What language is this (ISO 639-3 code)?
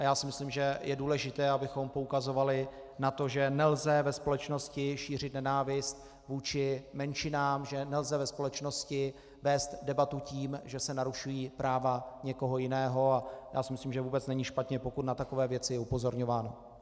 ces